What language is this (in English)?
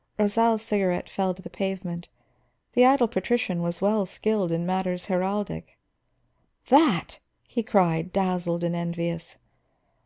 English